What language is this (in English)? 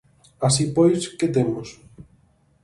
Galician